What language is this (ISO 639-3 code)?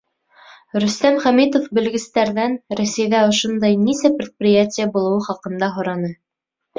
bak